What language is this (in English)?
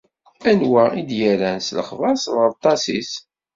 Kabyle